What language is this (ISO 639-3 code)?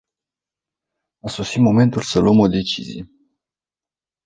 ron